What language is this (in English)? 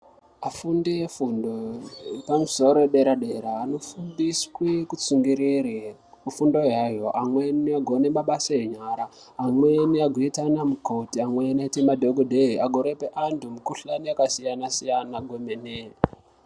Ndau